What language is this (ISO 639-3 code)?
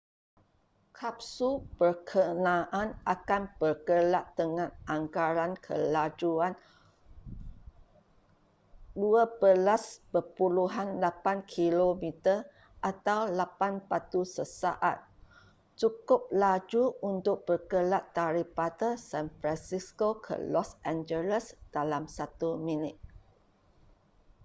msa